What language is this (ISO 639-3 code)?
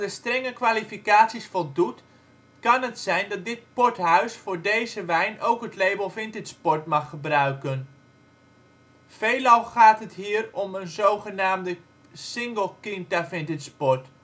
nld